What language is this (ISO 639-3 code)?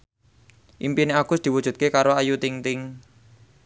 jav